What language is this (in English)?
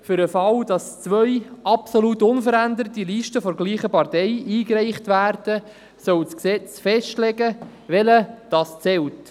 Swiss German